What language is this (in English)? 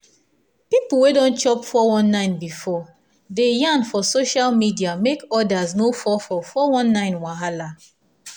Nigerian Pidgin